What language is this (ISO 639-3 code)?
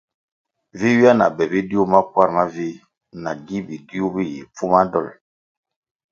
nmg